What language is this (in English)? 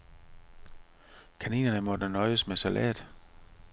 Danish